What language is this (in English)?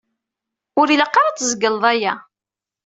Kabyle